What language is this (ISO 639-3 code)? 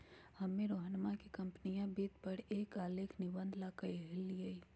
mag